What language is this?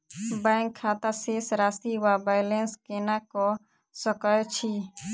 Maithili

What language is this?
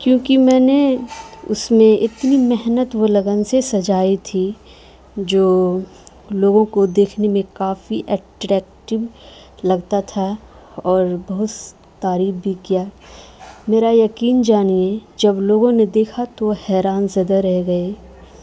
Urdu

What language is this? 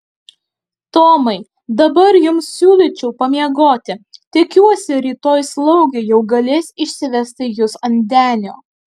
Lithuanian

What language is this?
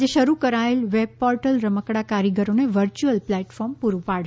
Gujarati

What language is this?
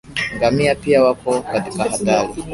Swahili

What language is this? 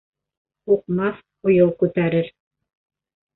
Bashkir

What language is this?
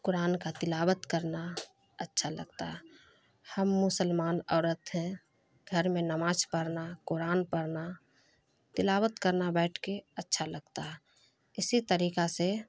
Urdu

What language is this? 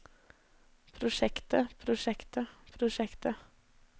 Norwegian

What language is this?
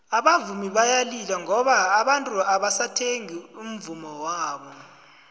South Ndebele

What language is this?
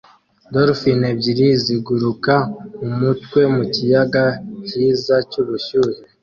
Kinyarwanda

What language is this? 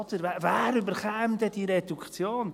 Swiss German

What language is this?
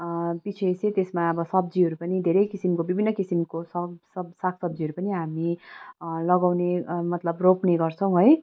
Nepali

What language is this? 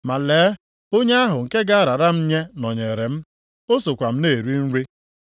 Igbo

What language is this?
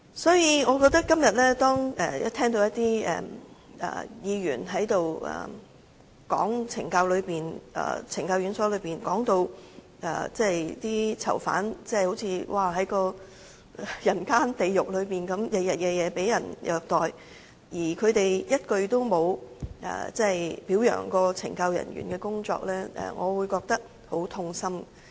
Cantonese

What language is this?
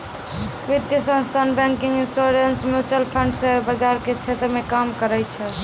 Maithili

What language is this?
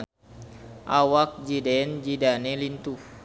Sundanese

